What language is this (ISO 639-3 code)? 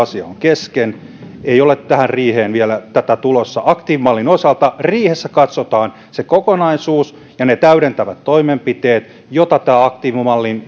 fin